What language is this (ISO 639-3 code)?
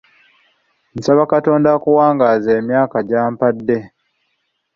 lug